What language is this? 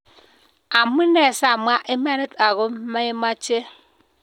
Kalenjin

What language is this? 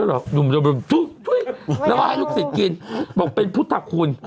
Thai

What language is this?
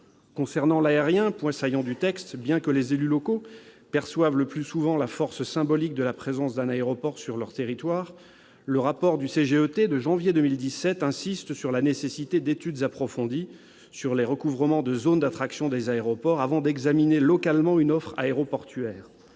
French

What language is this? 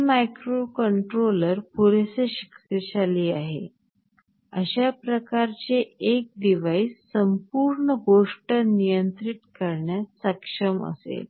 Marathi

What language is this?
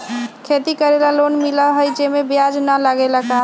Magahi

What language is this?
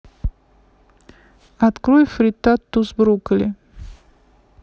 Russian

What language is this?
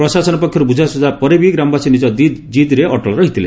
Odia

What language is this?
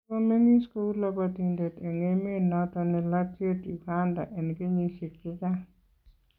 Kalenjin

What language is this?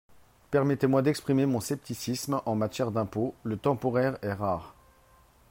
French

